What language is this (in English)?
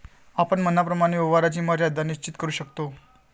Marathi